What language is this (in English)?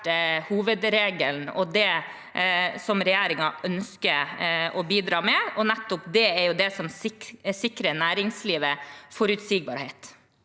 Norwegian